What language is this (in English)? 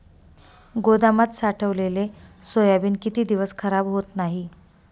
Marathi